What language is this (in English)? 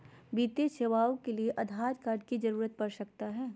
Magahi